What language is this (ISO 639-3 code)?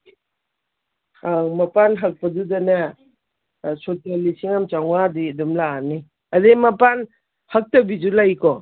mni